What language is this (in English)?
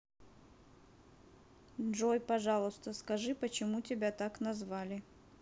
Russian